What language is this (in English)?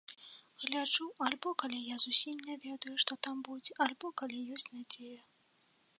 Belarusian